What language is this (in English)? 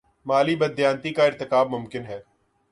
Urdu